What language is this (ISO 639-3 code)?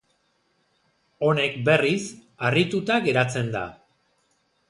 eus